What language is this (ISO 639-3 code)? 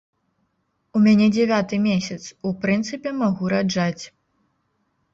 bel